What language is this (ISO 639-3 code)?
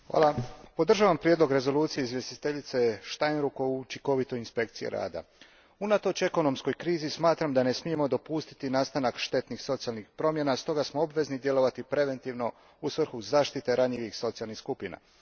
hrv